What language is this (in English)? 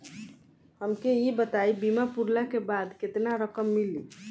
Bhojpuri